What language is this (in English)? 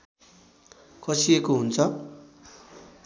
Nepali